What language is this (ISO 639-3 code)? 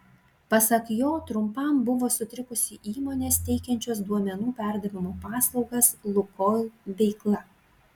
lit